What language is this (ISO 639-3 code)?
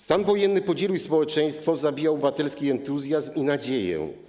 pol